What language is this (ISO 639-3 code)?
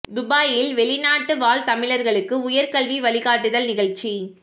tam